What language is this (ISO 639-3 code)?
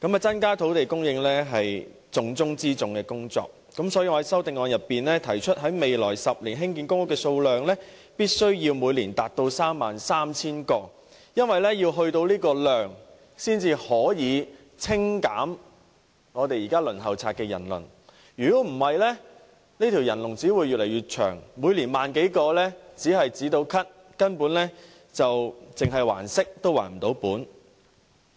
yue